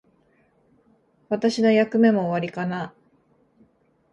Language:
Japanese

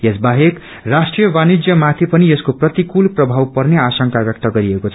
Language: Nepali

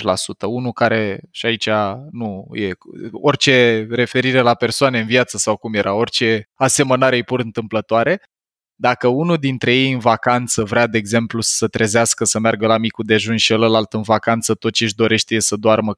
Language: Romanian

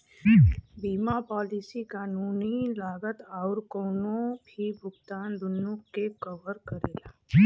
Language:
Bhojpuri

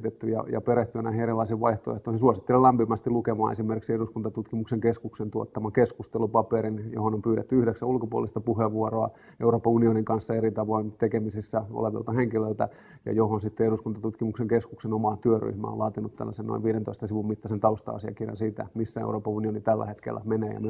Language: Finnish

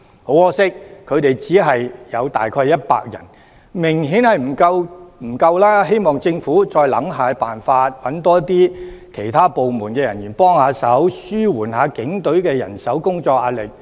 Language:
Cantonese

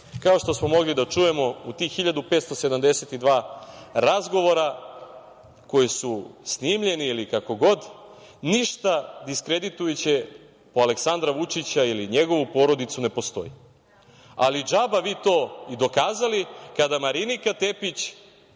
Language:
Serbian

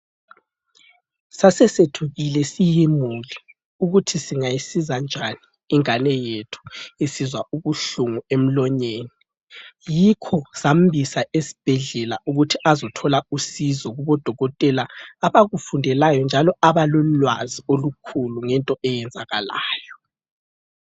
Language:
North Ndebele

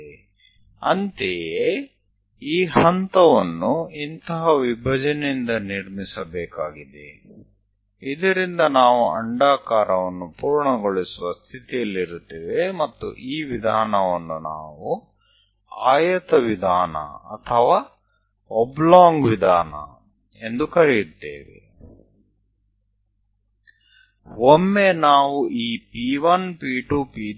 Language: Gujarati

